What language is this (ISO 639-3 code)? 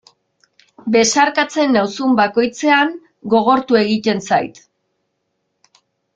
eus